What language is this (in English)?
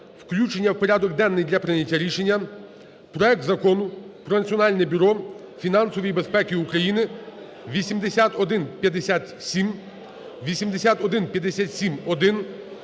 Ukrainian